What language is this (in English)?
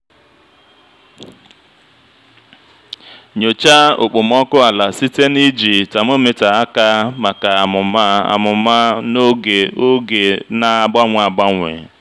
Igbo